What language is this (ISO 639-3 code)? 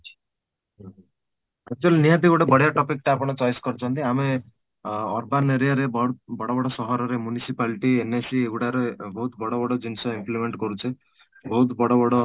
ori